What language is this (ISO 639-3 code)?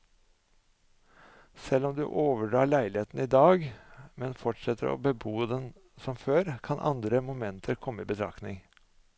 nor